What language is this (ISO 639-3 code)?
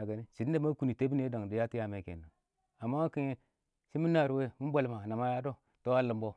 awo